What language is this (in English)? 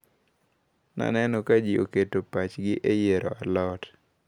Luo (Kenya and Tanzania)